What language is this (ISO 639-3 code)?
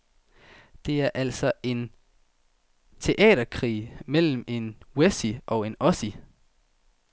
dan